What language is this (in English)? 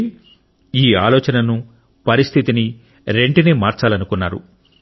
Telugu